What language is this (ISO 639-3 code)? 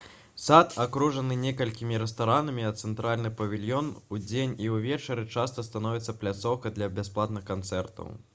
bel